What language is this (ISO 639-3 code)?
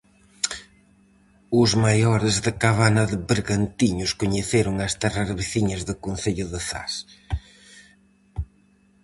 glg